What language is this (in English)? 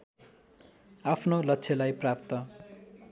Nepali